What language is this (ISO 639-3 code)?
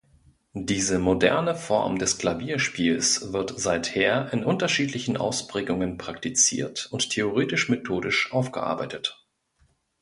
deu